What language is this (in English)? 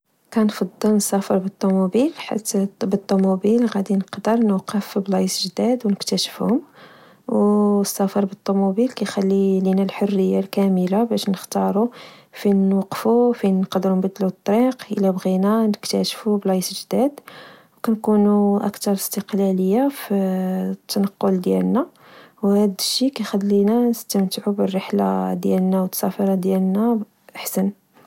Moroccan Arabic